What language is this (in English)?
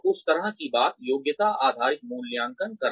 Hindi